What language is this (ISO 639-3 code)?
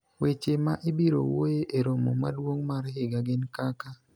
luo